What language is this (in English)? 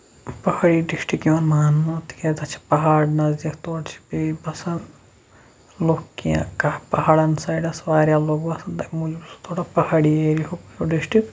Kashmiri